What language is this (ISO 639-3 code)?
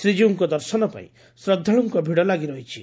ori